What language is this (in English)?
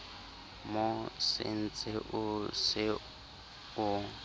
Southern Sotho